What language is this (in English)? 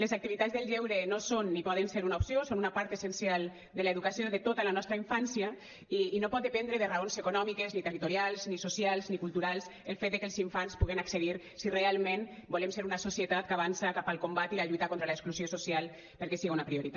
Catalan